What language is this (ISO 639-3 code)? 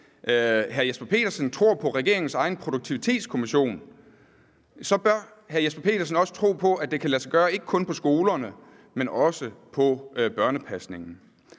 dan